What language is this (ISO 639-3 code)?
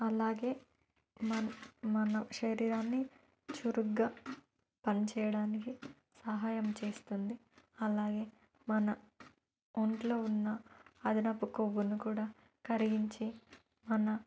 tel